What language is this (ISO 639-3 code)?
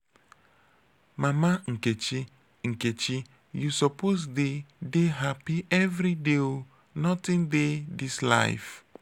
pcm